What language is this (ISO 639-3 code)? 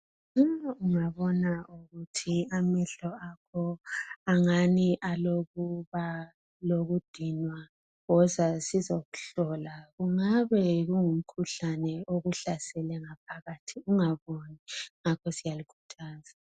nde